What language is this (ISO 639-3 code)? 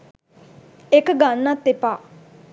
sin